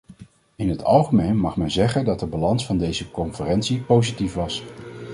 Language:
Dutch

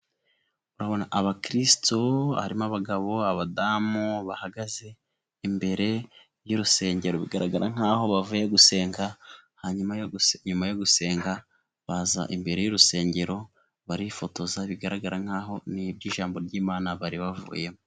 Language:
Kinyarwanda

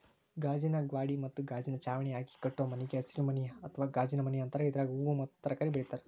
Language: Kannada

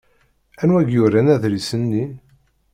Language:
Kabyle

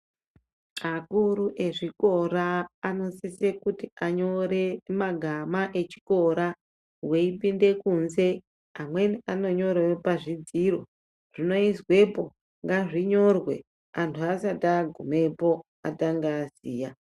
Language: Ndau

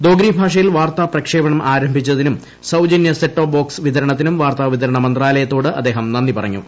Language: Malayalam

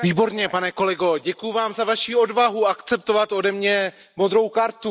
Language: Czech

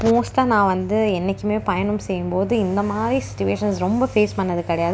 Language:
Tamil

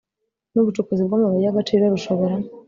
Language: Kinyarwanda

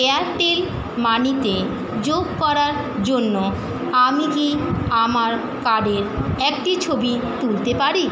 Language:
Bangla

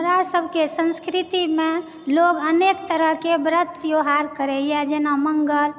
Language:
Maithili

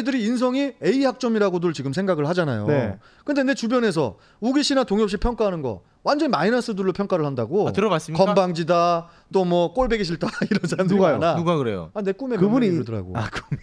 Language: Korean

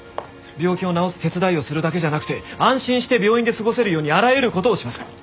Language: Japanese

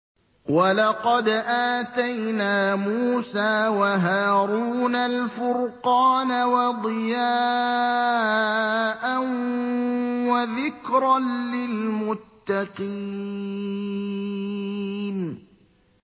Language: Arabic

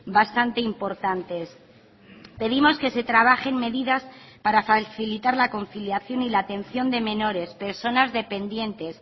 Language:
Spanish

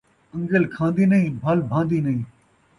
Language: Saraiki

